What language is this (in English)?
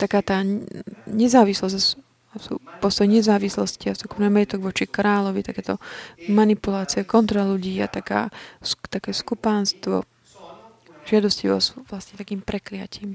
Slovak